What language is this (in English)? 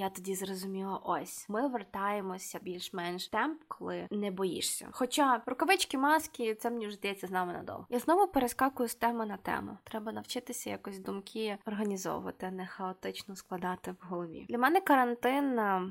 Ukrainian